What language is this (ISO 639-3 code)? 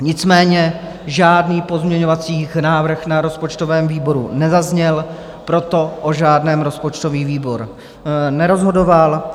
ces